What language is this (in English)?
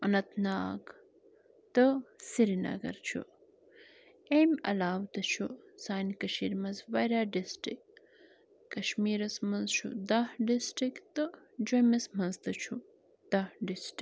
Kashmiri